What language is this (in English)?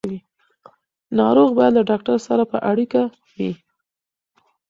Pashto